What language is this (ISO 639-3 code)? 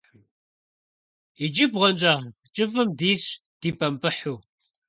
kbd